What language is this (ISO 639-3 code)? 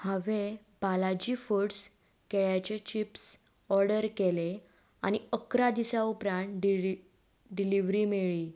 kok